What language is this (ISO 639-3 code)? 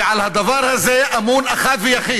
heb